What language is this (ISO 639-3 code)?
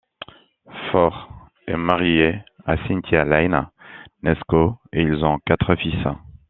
fra